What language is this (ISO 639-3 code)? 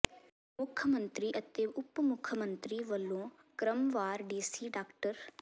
pan